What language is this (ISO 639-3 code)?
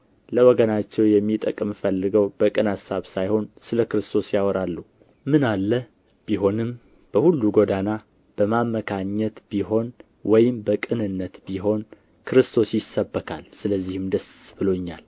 amh